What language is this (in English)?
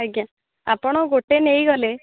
Odia